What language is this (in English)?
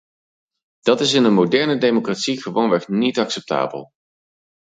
Dutch